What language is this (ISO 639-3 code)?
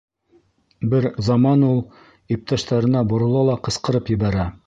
bak